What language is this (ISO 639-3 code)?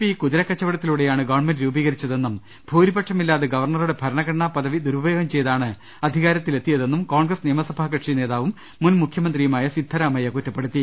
mal